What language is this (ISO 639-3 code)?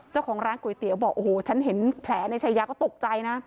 tha